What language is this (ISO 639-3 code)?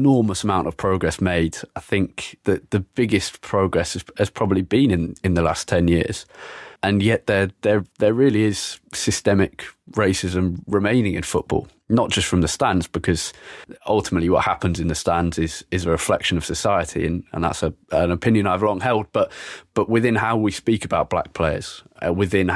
eng